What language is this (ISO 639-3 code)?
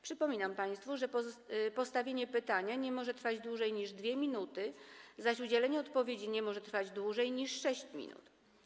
pol